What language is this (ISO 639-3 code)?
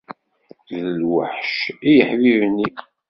kab